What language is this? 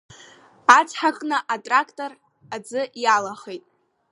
Abkhazian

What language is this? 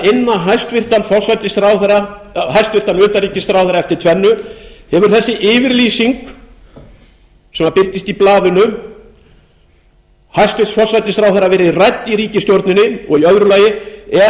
Icelandic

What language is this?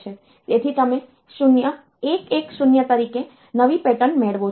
Gujarati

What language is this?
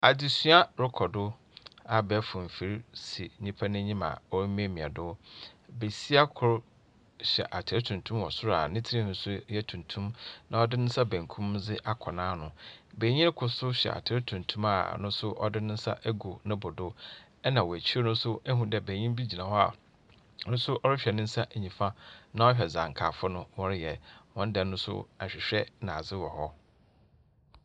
Akan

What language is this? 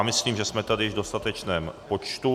Czech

